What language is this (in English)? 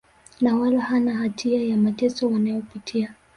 Swahili